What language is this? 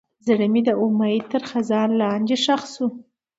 Pashto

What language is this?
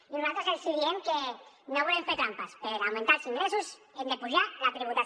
Catalan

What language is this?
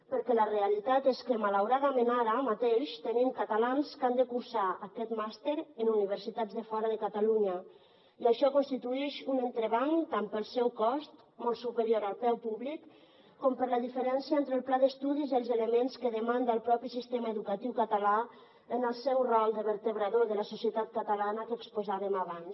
Catalan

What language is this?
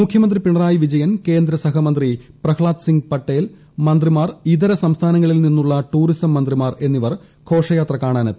Malayalam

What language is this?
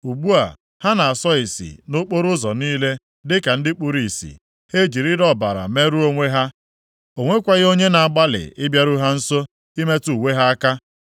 Igbo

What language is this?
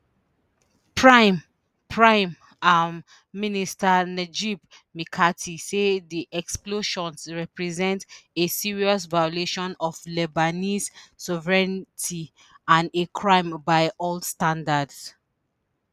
Nigerian Pidgin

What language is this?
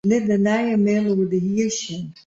Western Frisian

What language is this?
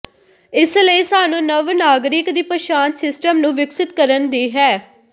Punjabi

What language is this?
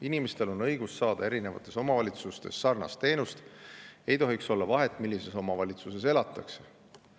Estonian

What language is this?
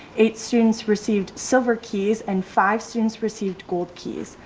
English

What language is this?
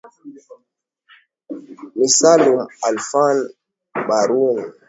Swahili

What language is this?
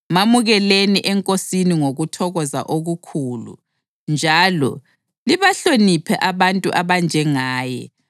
North Ndebele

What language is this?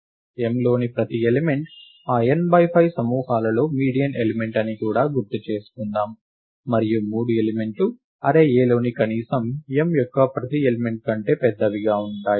Telugu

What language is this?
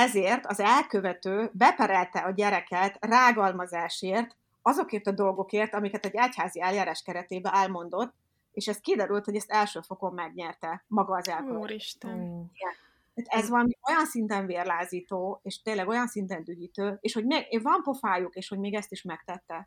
Hungarian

